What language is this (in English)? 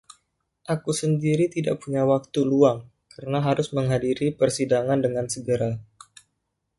Indonesian